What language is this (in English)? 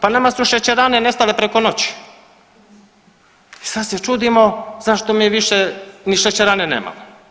Croatian